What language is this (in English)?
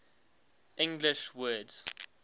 English